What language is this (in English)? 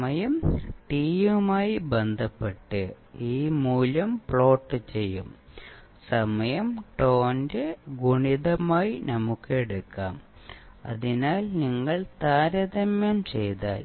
Malayalam